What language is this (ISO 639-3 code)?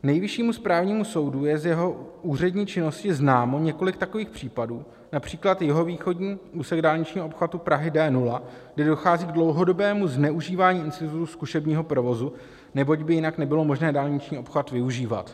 ces